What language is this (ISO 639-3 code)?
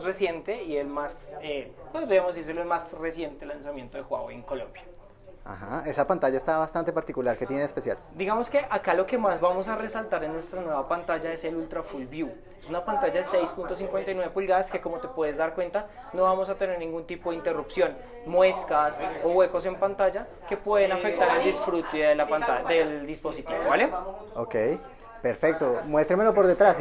spa